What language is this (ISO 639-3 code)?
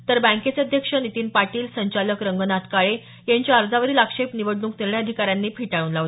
mar